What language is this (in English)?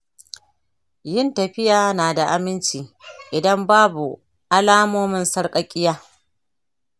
Hausa